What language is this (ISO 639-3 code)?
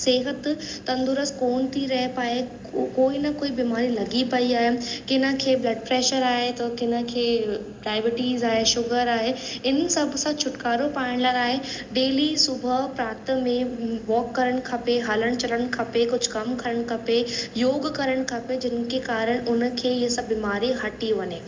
snd